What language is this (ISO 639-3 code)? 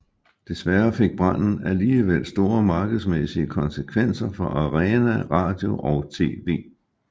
dan